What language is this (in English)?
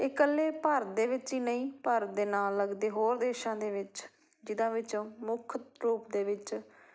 Punjabi